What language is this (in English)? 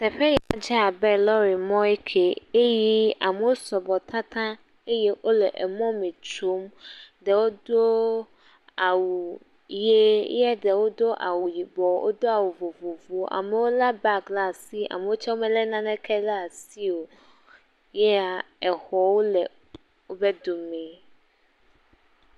Ewe